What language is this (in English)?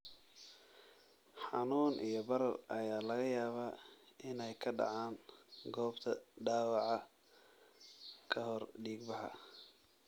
Somali